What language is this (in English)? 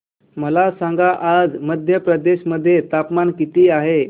Marathi